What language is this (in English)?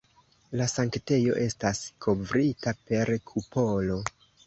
Esperanto